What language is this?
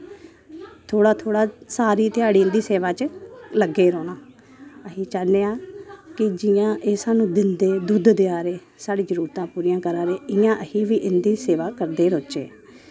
Dogri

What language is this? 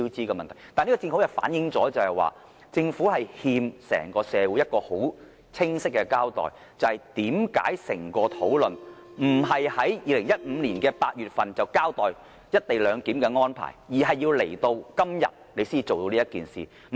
Cantonese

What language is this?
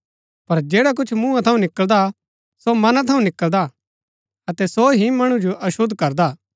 Gaddi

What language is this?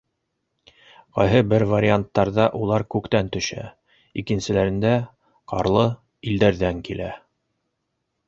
Bashkir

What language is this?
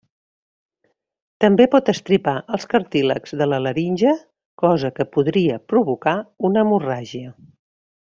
Catalan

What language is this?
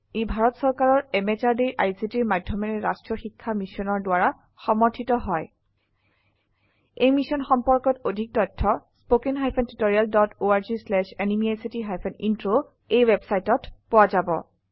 Assamese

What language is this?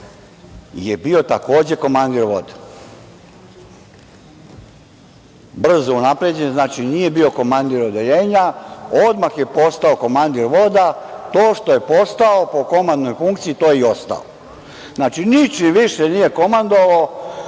Serbian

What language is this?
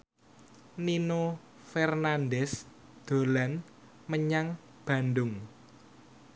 Javanese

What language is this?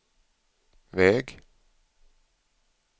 Swedish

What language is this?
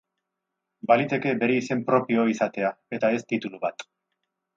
Basque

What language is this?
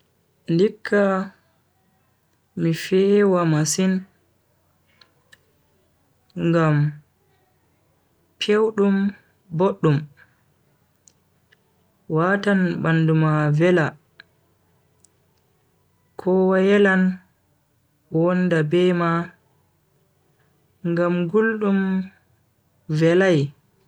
Bagirmi Fulfulde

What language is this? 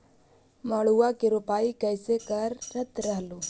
Magahi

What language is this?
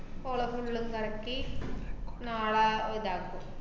Malayalam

